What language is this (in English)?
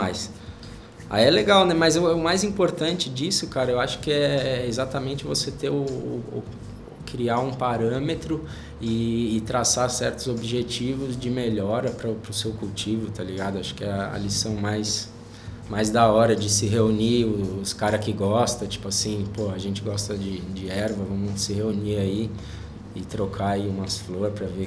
Portuguese